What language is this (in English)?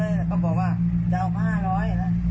Thai